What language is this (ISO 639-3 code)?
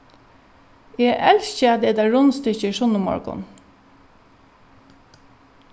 fao